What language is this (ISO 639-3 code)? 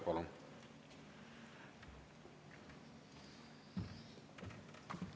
est